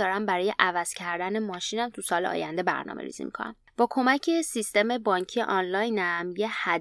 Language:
Persian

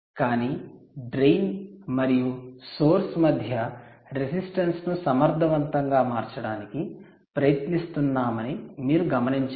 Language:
Telugu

